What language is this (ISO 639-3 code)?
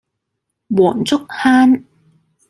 yue